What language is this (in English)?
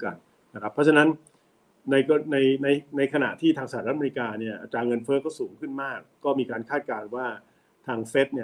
Thai